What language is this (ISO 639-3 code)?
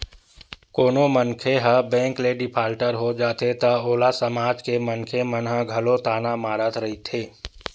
hne